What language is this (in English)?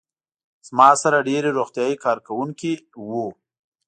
Pashto